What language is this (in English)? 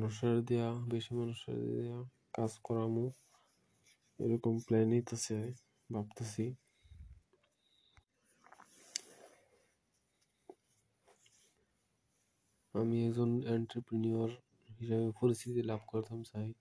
Bangla